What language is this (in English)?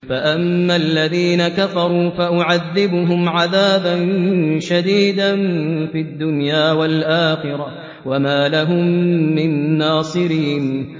Arabic